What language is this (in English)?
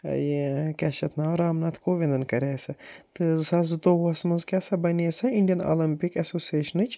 Kashmiri